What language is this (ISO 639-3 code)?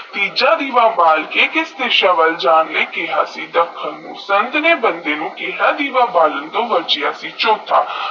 pan